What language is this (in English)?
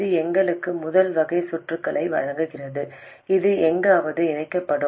Tamil